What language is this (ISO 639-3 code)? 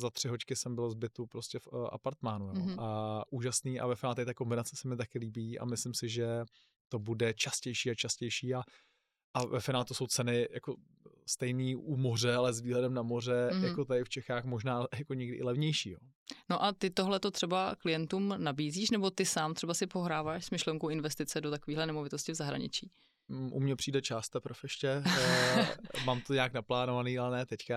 ces